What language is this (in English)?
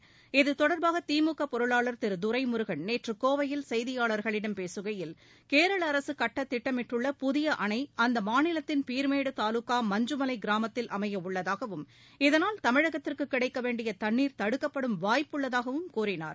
Tamil